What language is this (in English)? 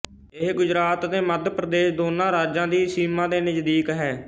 Punjabi